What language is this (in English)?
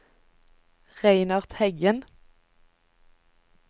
Norwegian